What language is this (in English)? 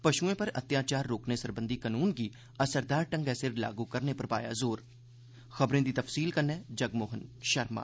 Dogri